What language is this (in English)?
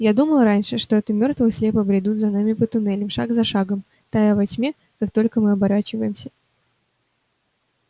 Russian